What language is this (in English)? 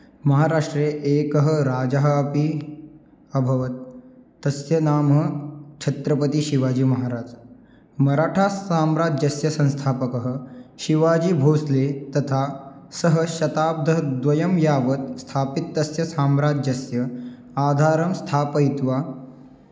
Sanskrit